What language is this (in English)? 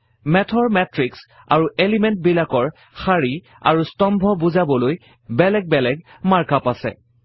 Assamese